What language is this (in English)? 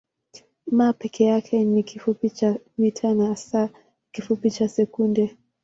Swahili